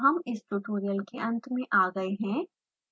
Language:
Hindi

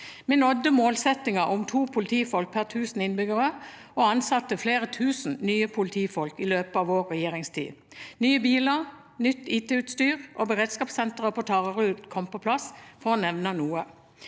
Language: Norwegian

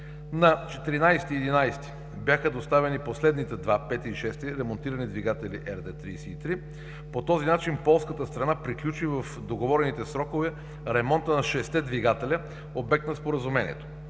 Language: Bulgarian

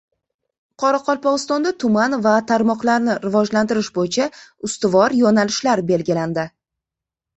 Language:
Uzbek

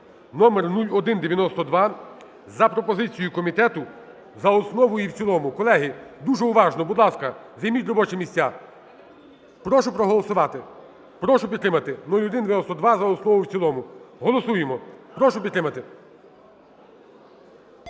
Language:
Ukrainian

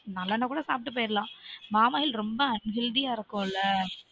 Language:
Tamil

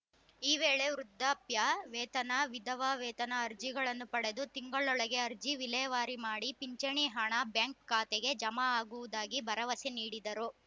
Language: Kannada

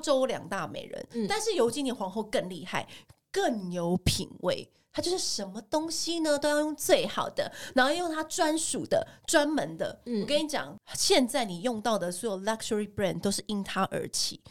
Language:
Chinese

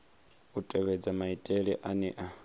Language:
Venda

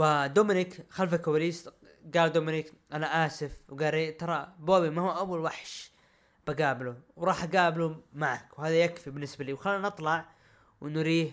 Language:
Arabic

